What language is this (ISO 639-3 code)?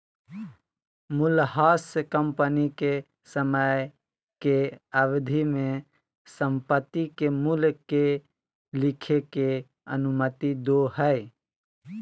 mag